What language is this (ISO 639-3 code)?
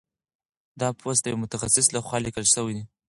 pus